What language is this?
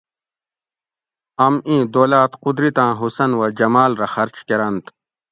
Gawri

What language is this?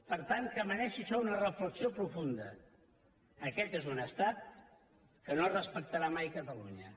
Catalan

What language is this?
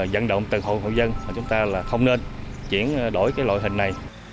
Vietnamese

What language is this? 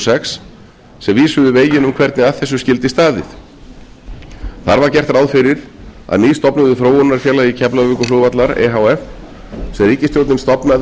Icelandic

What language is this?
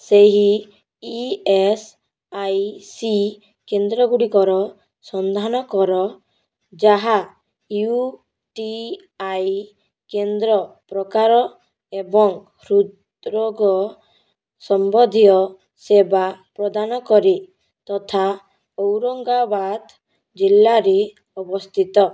Odia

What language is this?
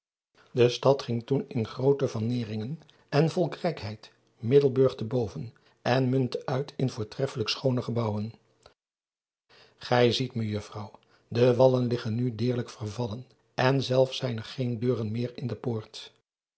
Dutch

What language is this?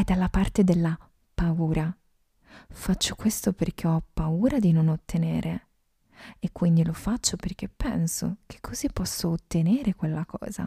Italian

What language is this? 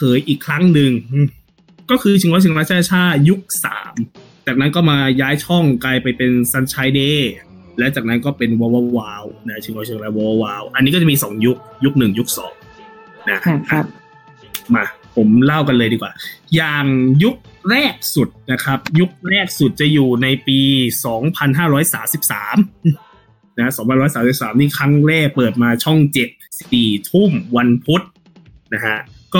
Thai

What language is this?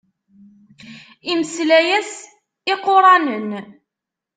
Kabyle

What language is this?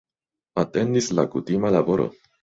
Esperanto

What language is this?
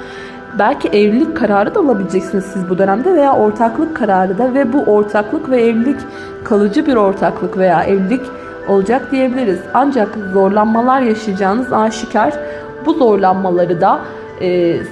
Turkish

